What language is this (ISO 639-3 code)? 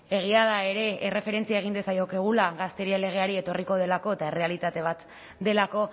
eus